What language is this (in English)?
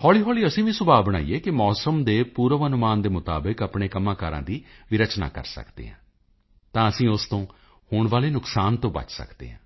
Punjabi